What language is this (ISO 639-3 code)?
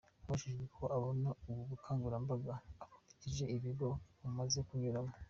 kin